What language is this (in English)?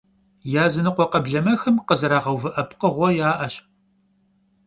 Kabardian